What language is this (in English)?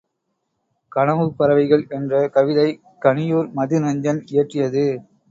Tamil